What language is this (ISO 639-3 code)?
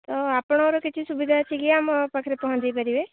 ori